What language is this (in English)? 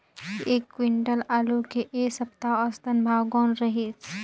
Chhattisgarhi